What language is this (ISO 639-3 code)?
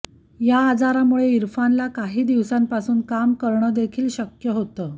mar